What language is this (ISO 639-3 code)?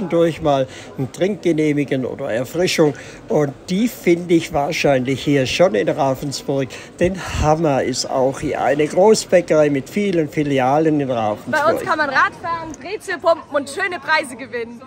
deu